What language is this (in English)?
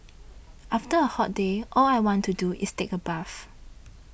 English